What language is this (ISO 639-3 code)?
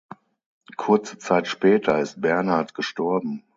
deu